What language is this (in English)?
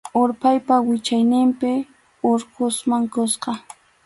Arequipa-La Unión Quechua